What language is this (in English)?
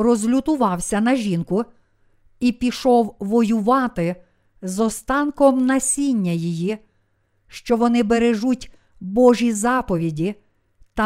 Ukrainian